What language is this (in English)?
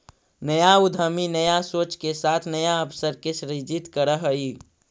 Magahi